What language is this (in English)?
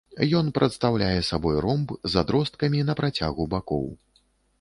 Belarusian